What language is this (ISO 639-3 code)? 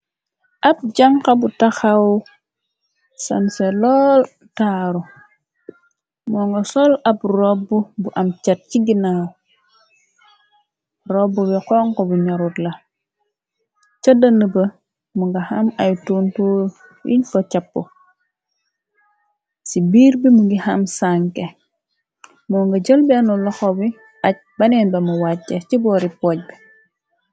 wol